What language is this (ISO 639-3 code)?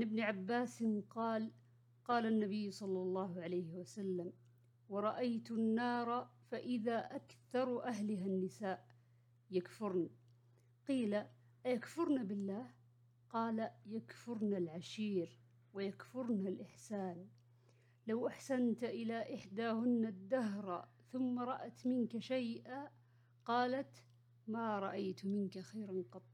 ara